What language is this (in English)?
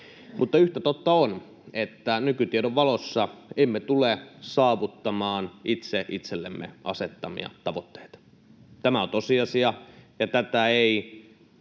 Finnish